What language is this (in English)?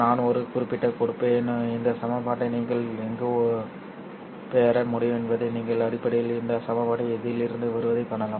Tamil